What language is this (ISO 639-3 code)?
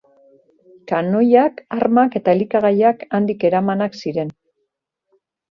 eus